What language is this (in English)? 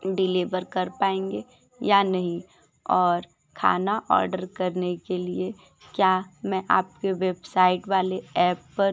Hindi